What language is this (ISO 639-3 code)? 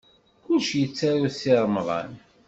kab